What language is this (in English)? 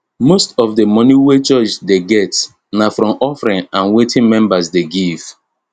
Nigerian Pidgin